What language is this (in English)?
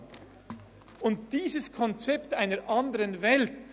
Swiss German